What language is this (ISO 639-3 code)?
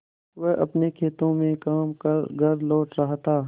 hin